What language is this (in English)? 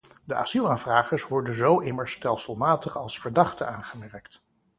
Dutch